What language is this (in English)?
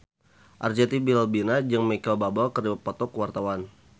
Sundanese